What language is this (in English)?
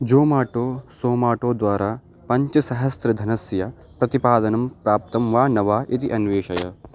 Sanskrit